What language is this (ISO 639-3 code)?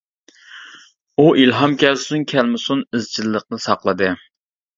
uig